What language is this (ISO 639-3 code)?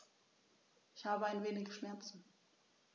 deu